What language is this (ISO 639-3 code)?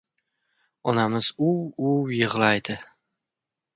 uzb